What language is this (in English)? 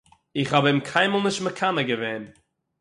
Yiddish